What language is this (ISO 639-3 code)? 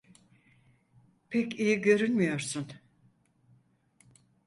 tur